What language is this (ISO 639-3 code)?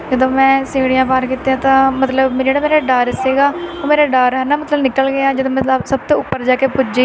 pan